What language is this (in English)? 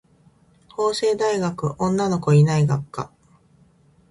Japanese